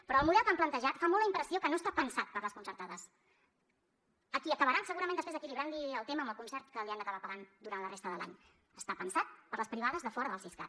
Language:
Catalan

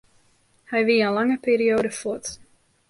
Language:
Western Frisian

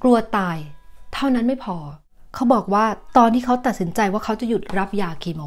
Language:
Thai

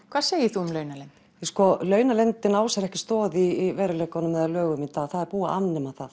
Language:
Icelandic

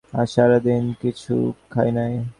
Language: Bangla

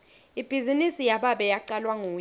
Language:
Swati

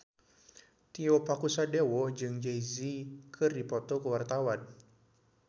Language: Sundanese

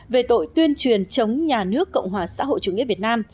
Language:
Vietnamese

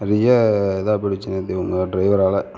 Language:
Tamil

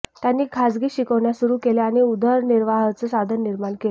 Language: Marathi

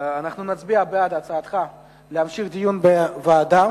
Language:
Hebrew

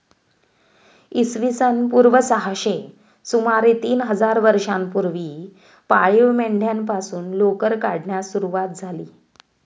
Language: Marathi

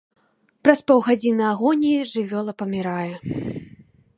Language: Belarusian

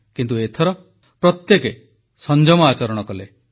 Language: Odia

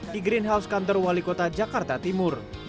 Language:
Indonesian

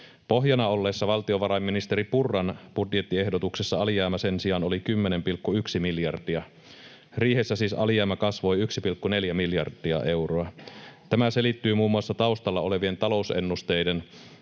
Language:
Finnish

